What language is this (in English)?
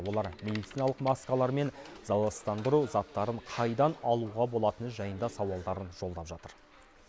Kazakh